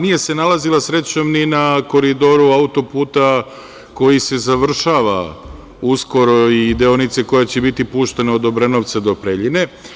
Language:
Serbian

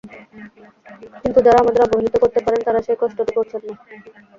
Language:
Bangla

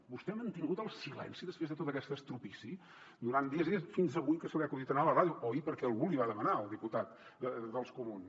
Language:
Catalan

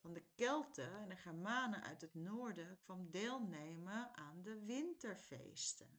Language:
Dutch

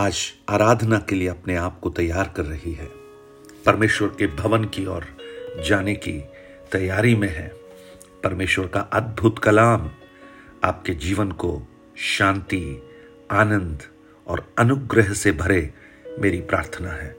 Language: Hindi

